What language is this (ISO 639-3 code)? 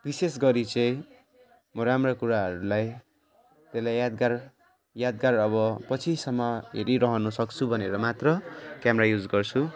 nep